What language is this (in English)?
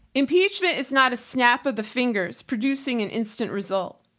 English